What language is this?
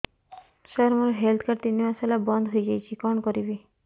Odia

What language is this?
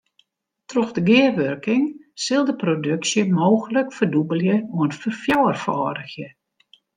Western Frisian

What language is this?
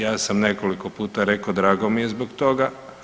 Croatian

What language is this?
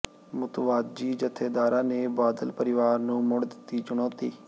Punjabi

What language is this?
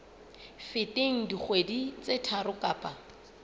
Southern Sotho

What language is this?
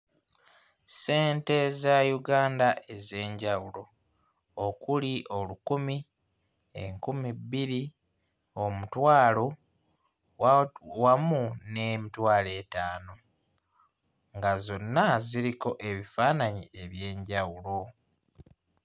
Ganda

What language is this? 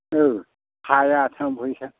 Bodo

